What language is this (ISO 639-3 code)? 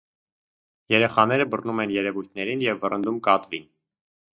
hye